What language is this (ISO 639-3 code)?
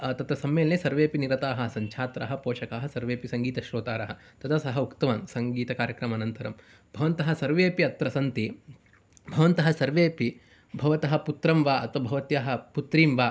san